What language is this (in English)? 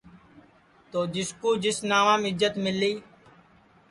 Sansi